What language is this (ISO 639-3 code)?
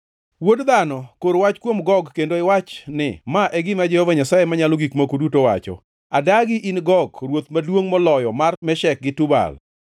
luo